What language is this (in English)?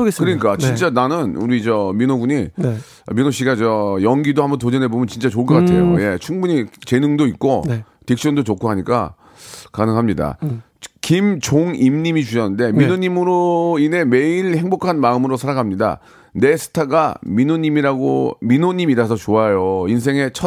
Korean